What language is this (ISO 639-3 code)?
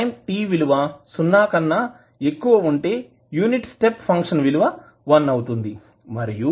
tel